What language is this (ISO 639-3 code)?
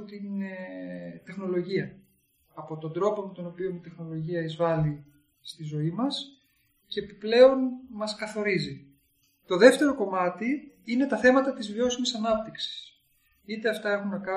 ell